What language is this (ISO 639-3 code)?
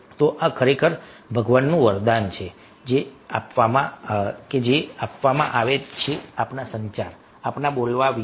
guj